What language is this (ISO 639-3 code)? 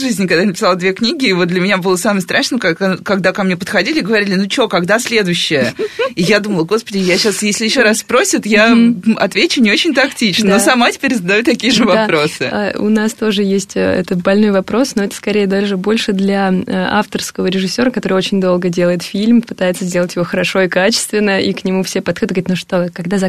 rus